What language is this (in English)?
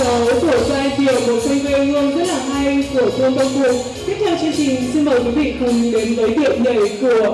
Vietnamese